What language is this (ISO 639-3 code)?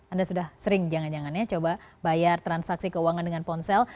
ind